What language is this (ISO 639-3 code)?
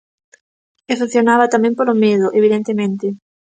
glg